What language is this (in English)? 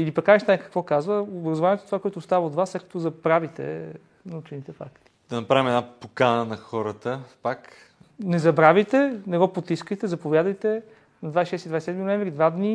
Bulgarian